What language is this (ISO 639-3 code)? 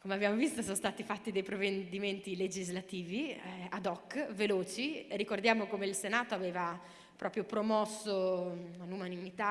ita